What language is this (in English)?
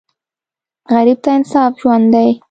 Pashto